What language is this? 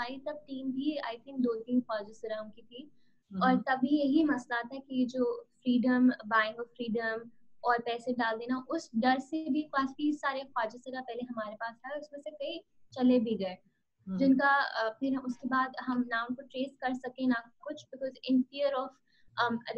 Hindi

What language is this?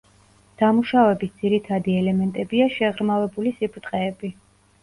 Georgian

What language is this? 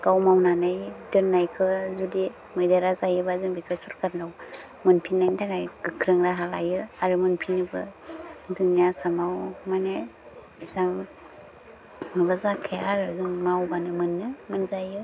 Bodo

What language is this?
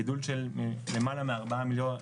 Hebrew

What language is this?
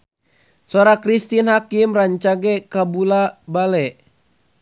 Sundanese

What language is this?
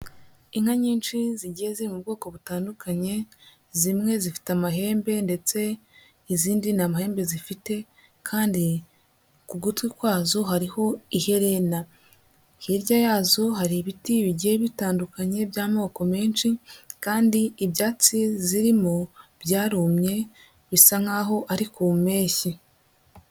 Kinyarwanda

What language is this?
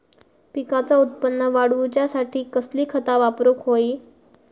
Marathi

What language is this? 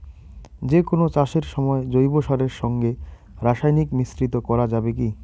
Bangla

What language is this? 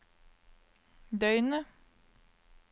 Norwegian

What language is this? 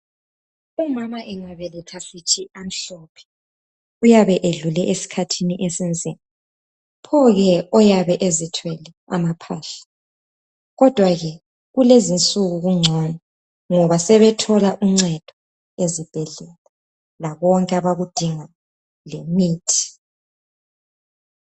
North Ndebele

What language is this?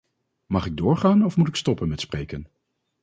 Dutch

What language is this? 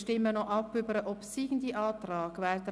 Swiss German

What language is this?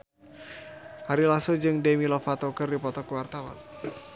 Sundanese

